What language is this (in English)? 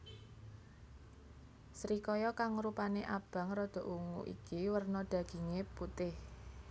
Javanese